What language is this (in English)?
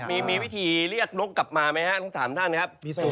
Thai